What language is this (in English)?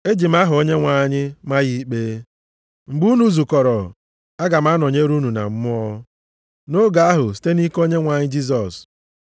Igbo